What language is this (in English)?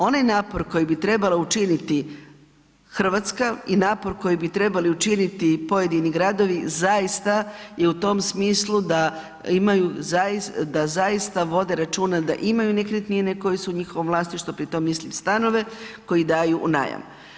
Croatian